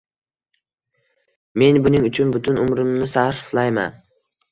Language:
Uzbek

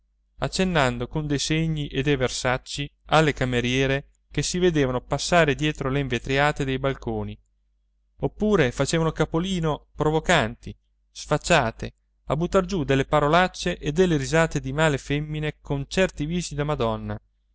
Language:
Italian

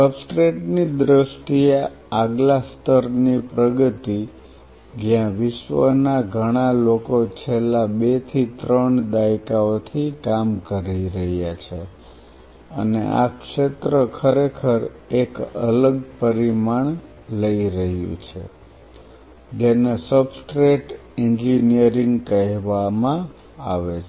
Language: Gujarati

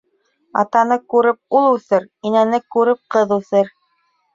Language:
Bashkir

